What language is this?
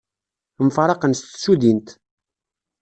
Kabyle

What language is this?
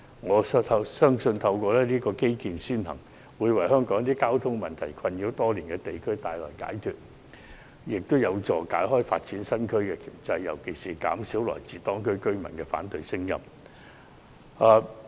Cantonese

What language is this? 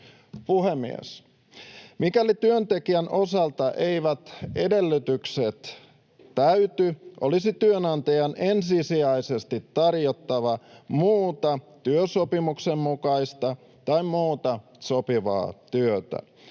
Finnish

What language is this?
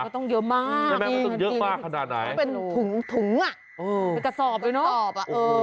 Thai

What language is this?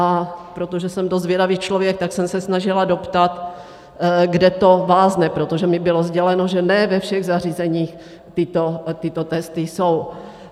Czech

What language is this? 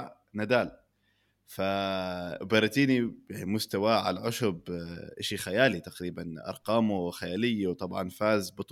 Arabic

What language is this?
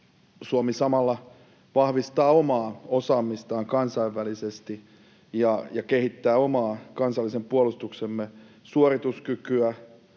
Finnish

